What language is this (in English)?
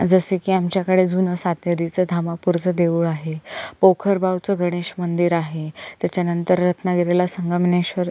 Marathi